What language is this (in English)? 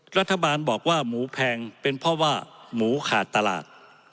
Thai